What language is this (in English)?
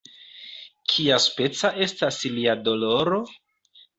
Esperanto